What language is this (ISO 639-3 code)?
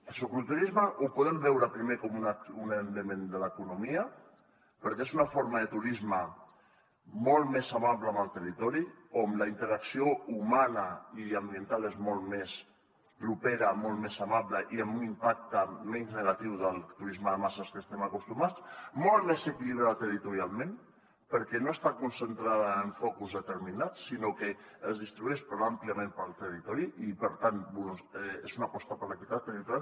cat